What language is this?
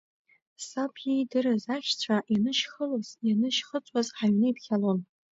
Abkhazian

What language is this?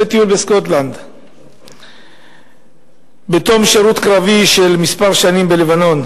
Hebrew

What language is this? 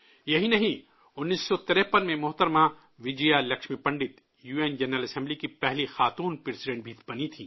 Urdu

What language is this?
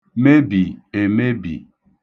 Igbo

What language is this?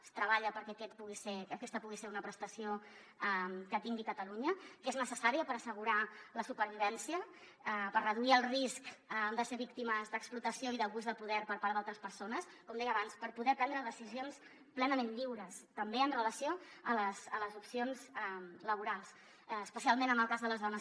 Catalan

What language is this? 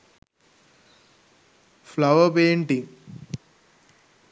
Sinhala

